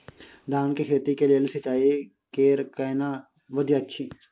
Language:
Maithili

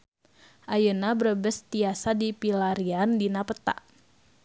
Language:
Sundanese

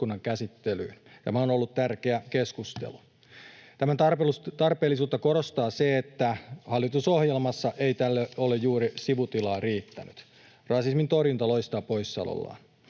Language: Finnish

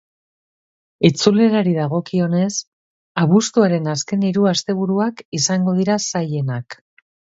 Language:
Basque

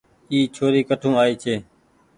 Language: Goaria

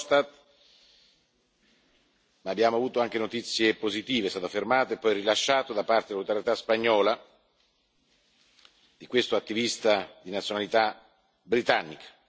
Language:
Italian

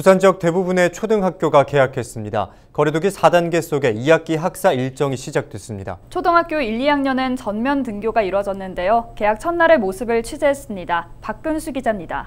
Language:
Korean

